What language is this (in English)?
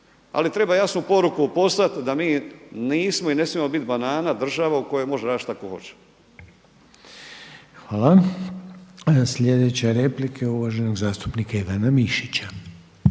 Croatian